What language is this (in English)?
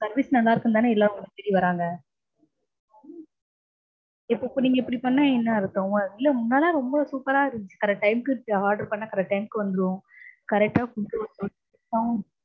Tamil